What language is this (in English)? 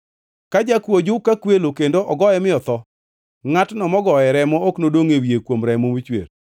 Luo (Kenya and Tanzania)